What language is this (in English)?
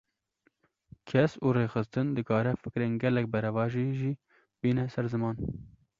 Kurdish